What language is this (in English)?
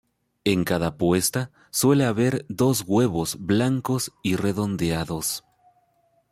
Spanish